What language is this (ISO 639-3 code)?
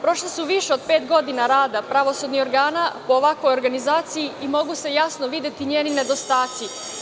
srp